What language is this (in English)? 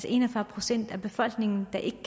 Danish